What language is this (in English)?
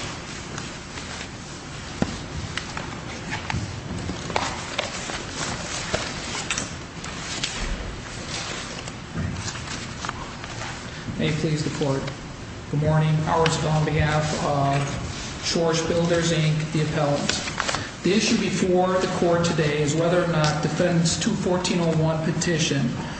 English